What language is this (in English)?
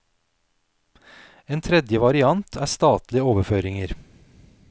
Norwegian